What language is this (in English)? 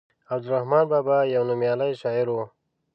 Pashto